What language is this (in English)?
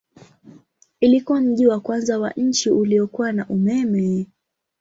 Swahili